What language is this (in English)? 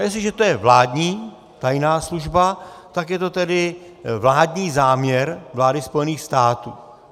Czech